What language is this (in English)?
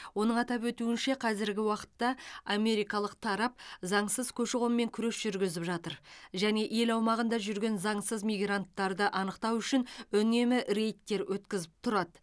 Kazakh